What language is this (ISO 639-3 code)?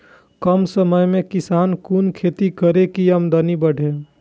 mai